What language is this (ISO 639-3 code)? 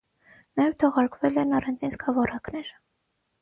hye